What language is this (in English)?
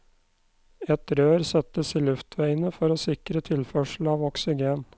Norwegian